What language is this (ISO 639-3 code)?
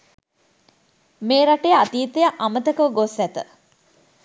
sin